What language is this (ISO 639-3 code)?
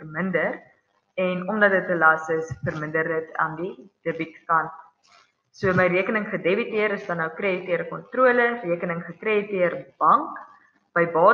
nld